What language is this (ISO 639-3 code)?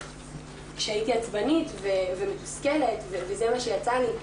heb